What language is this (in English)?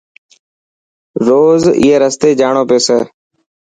Dhatki